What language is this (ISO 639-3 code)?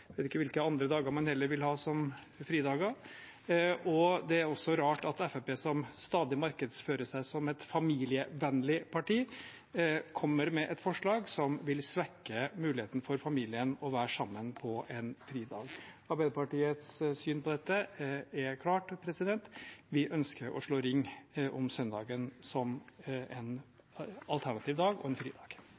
nob